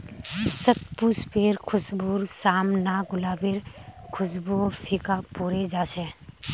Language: Magahi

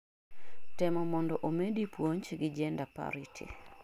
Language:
Luo (Kenya and Tanzania)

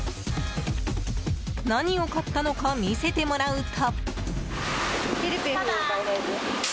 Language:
Japanese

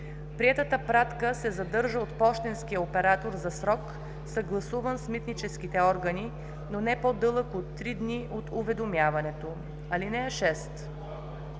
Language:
Bulgarian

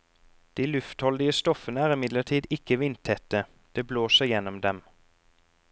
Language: Norwegian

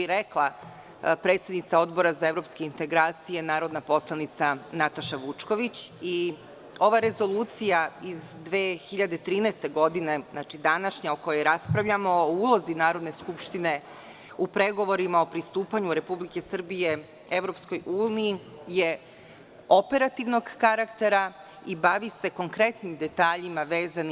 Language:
Serbian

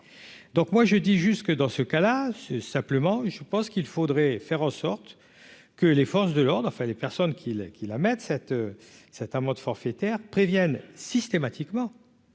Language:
French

